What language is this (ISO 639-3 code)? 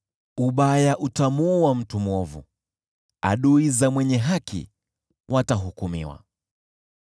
swa